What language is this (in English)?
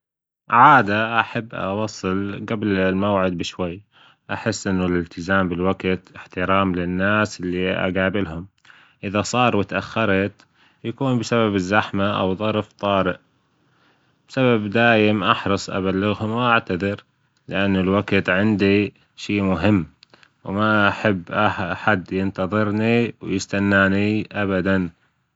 Gulf Arabic